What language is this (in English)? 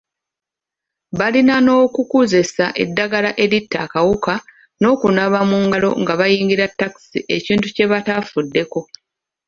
Ganda